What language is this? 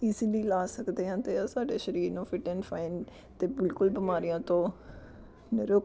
Punjabi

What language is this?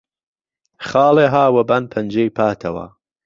Central Kurdish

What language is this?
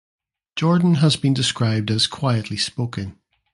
English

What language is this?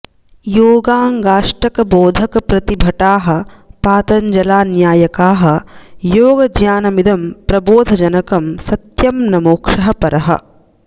Sanskrit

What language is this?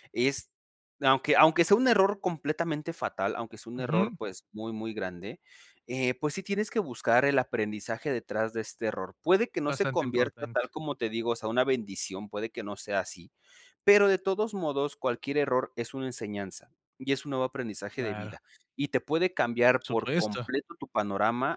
Spanish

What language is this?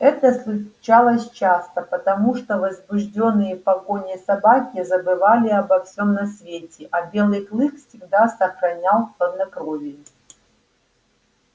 Russian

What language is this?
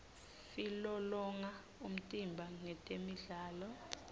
Swati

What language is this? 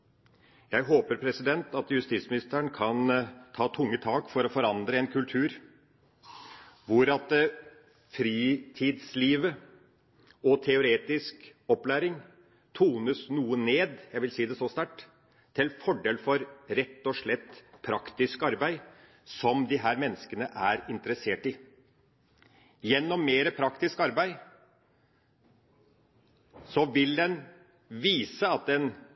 Norwegian Bokmål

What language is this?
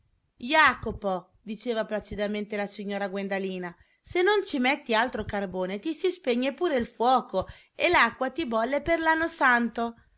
Italian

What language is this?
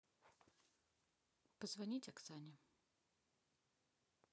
Russian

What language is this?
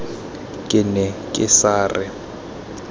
Tswana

